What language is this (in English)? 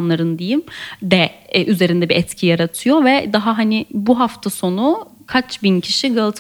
Turkish